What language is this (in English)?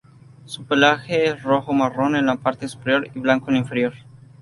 Spanish